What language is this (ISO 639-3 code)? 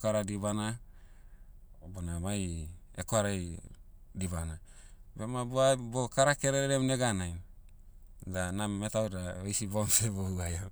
meu